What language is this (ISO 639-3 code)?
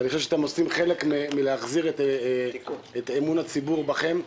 heb